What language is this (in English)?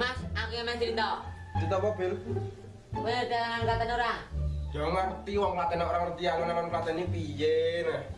Indonesian